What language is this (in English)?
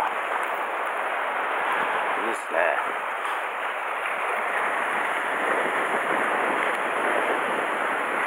Japanese